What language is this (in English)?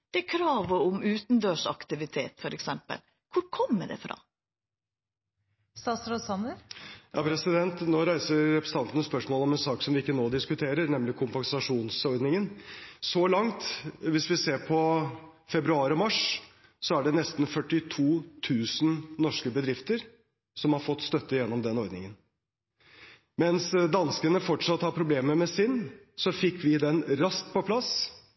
Norwegian